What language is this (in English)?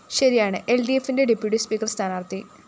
Malayalam